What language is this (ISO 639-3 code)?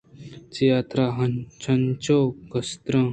bgp